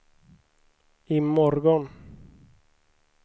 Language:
Swedish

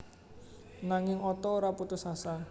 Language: Javanese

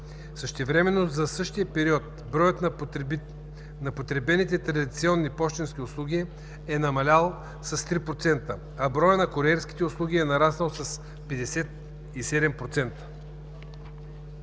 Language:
Bulgarian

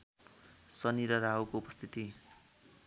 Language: Nepali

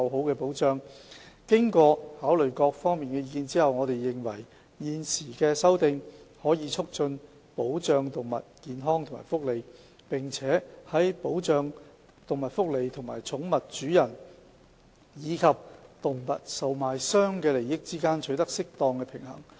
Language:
Cantonese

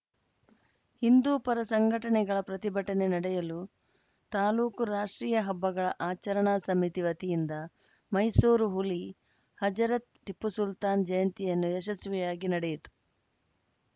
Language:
Kannada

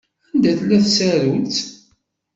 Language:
Kabyle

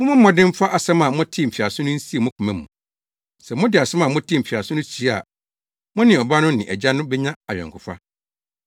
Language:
Akan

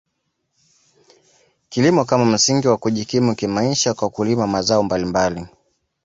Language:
Swahili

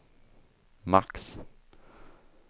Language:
Swedish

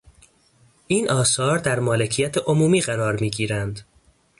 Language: Persian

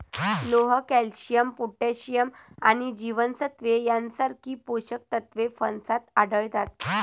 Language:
Marathi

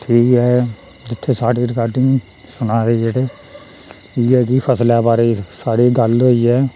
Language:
Dogri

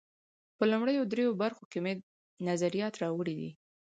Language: Pashto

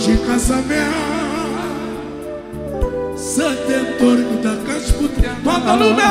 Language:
Romanian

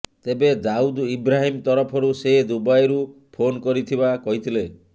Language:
Odia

